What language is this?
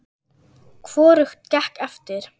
Icelandic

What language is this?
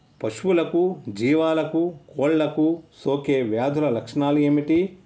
Telugu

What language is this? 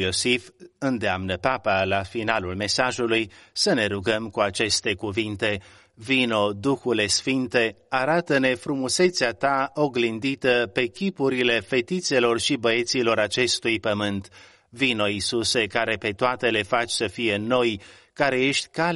Romanian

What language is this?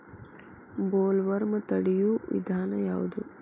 Kannada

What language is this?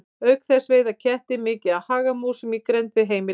Icelandic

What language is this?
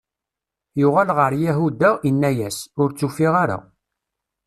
Kabyle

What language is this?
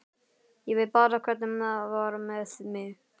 Icelandic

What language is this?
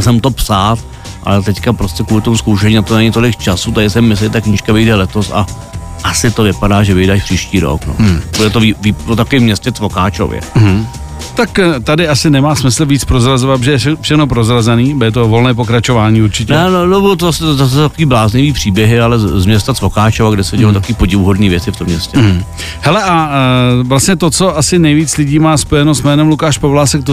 Czech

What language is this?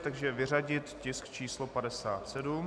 Czech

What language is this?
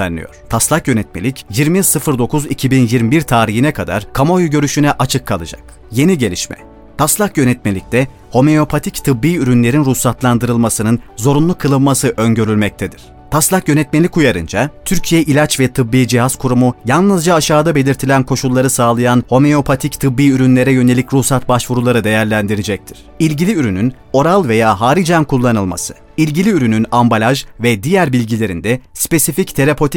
Turkish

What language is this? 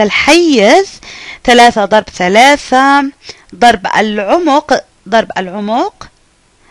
Arabic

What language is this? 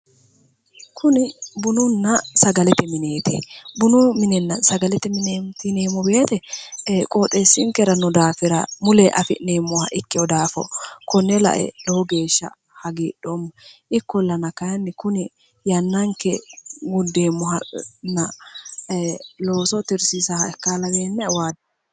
Sidamo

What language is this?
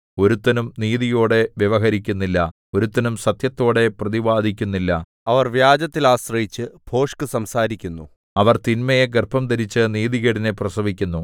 Malayalam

